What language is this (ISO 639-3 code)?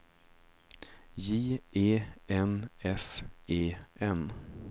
swe